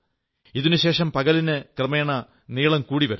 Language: Malayalam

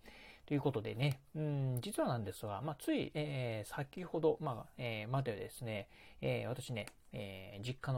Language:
Japanese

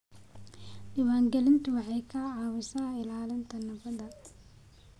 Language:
Somali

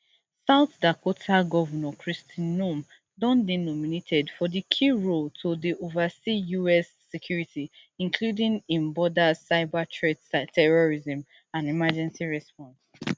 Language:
Nigerian Pidgin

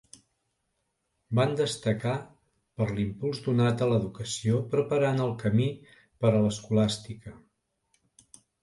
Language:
Catalan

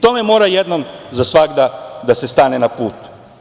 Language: Serbian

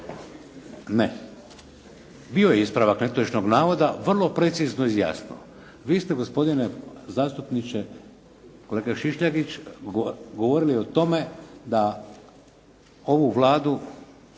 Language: Croatian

